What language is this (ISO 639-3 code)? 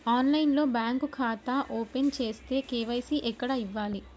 tel